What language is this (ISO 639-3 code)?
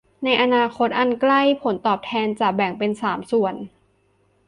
tha